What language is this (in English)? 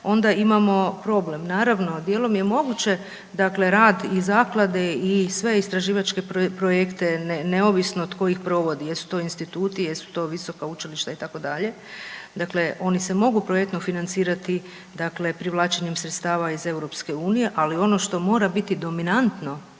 Croatian